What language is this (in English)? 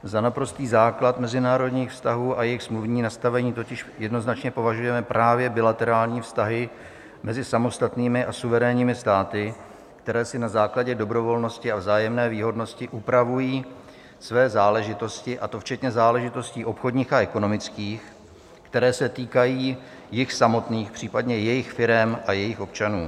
Czech